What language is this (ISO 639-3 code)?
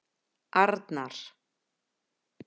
isl